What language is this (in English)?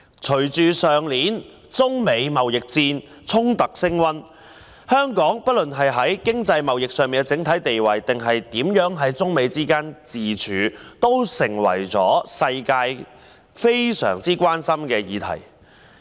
Cantonese